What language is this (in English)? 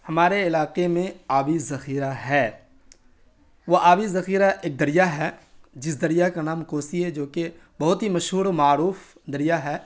Urdu